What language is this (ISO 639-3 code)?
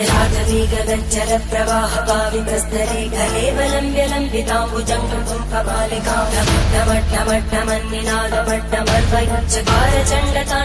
ind